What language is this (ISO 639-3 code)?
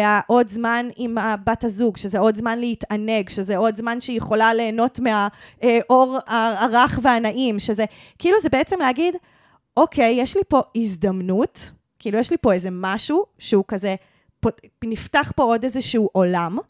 heb